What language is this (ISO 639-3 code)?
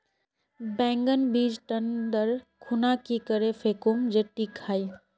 mag